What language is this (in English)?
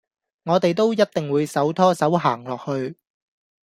Cantonese